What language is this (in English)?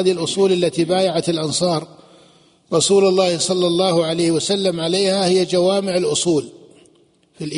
Arabic